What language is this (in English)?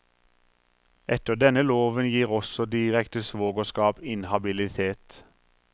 Norwegian